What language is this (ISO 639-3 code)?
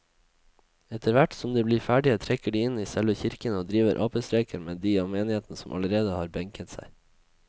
nor